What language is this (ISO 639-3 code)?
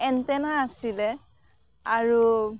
asm